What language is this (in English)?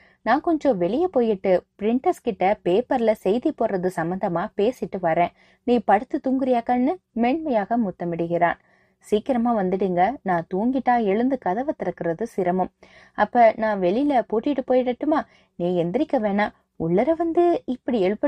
Tamil